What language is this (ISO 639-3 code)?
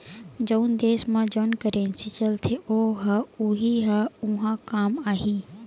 hne